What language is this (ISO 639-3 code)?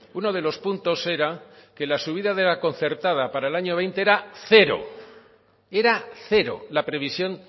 spa